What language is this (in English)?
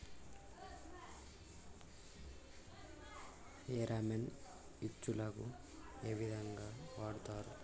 Telugu